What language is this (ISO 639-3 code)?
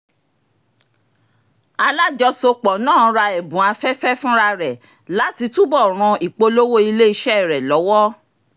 yor